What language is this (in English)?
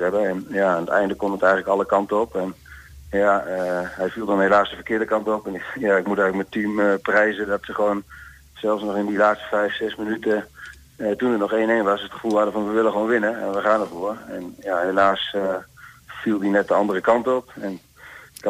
Dutch